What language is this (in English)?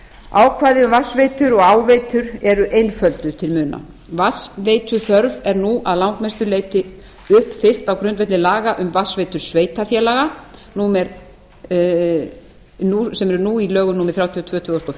Icelandic